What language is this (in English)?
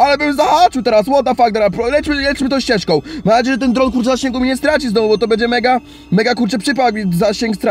Polish